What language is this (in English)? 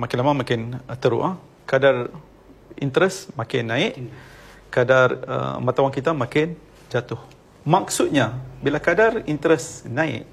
Malay